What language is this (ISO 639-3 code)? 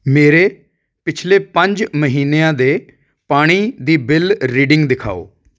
pan